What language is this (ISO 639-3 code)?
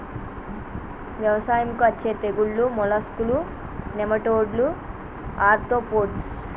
tel